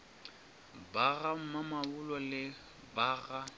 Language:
Northern Sotho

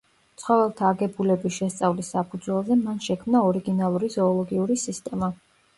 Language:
Georgian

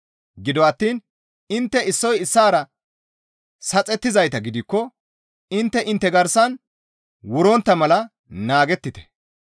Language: Gamo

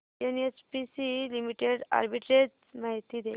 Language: Marathi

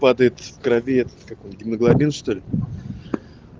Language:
Russian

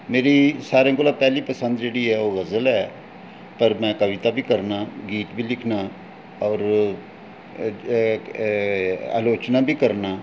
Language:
Dogri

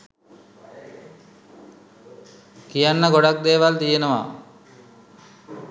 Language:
Sinhala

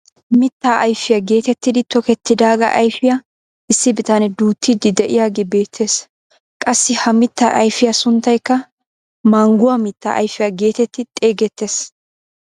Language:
Wolaytta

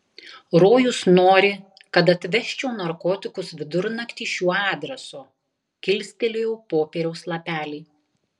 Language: Lithuanian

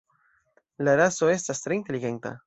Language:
Esperanto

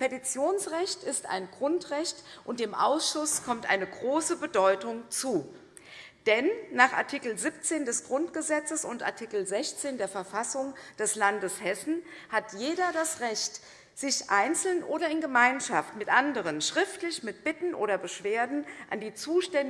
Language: German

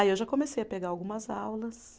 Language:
Portuguese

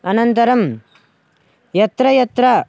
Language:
Sanskrit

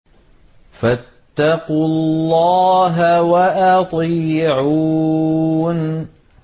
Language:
Arabic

